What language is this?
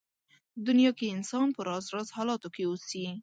Pashto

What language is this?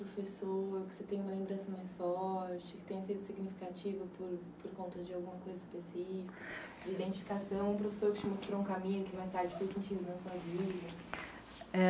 Portuguese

